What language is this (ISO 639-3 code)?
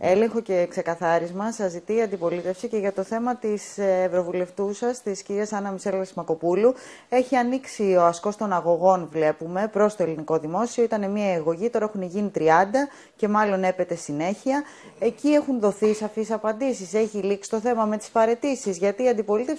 ell